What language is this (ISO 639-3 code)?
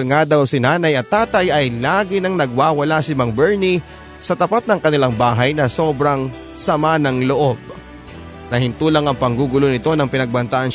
fil